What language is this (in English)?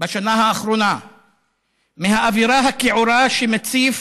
Hebrew